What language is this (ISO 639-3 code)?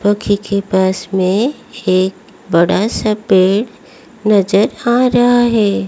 hin